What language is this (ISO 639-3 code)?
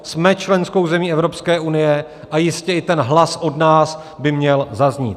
ces